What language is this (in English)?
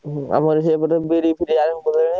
Odia